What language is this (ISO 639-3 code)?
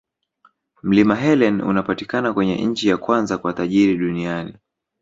swa